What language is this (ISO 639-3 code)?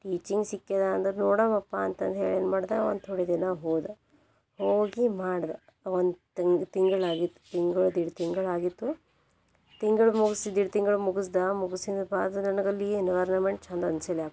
kan